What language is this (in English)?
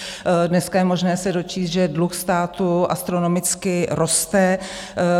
Czech